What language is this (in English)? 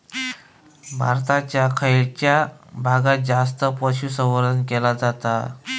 Marathi